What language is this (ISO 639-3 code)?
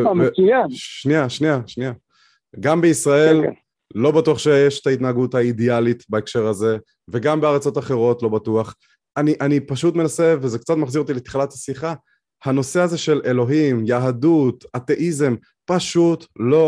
heb